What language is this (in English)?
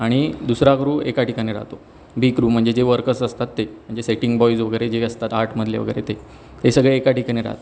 Marathi